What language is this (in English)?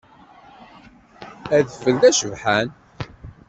Kabyle